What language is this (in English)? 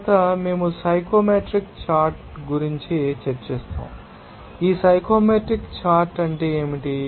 Telugu